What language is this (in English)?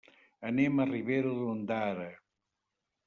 Catalan